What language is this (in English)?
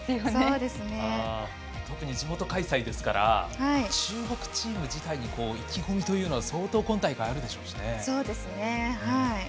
Japanese